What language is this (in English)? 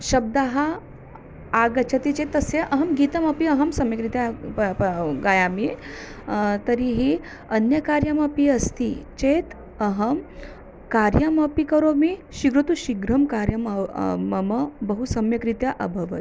Sanskrit